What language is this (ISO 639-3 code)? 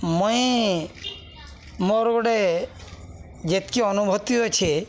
ori